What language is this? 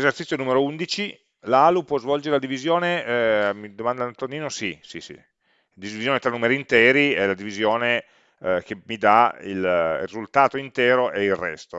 Italian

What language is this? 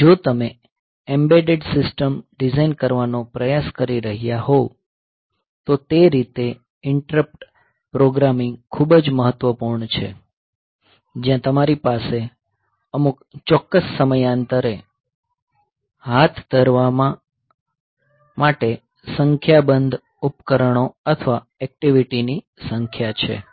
Gujarati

